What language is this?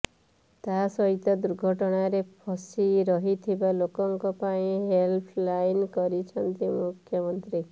Odia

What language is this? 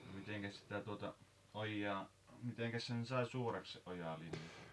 Finnish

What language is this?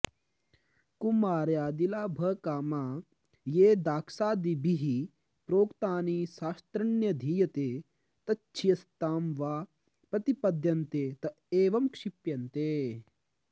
Sanskrit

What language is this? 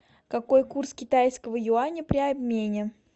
Russian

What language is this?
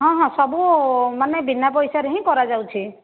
Odia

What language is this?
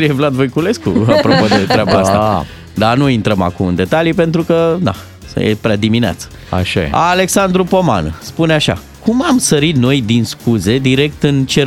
Romanian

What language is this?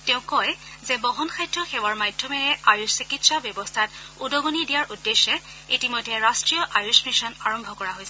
Assamese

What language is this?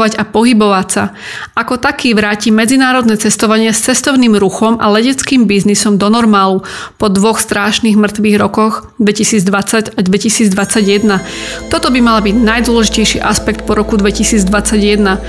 Slovak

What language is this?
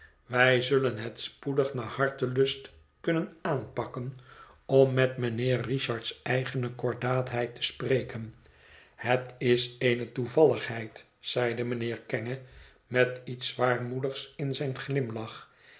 Dutch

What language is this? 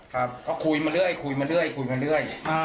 Thai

